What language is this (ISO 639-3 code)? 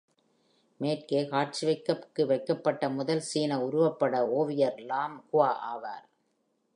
tam